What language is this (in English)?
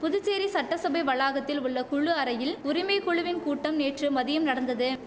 Tamil